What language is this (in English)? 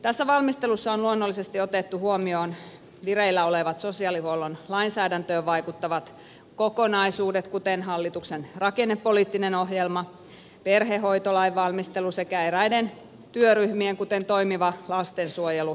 Finnish